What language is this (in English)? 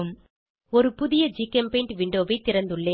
Tamil